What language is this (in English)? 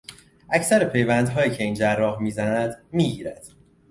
Persian